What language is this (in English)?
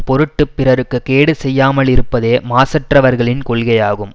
Tamil